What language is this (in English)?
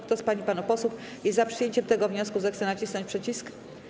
Polish